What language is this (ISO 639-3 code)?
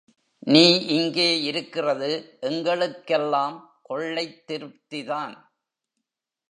tam